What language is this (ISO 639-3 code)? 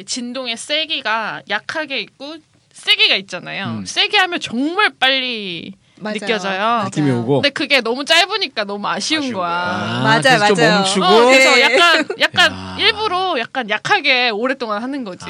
kor